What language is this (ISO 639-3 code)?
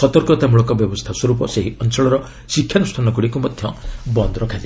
ori